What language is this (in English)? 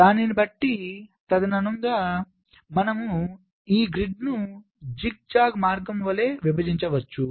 Telugu